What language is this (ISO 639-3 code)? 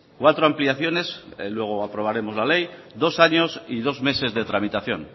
spa